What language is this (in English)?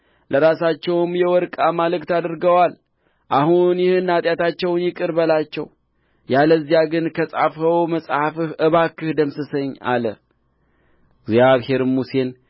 Amharic